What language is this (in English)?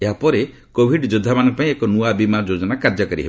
Odia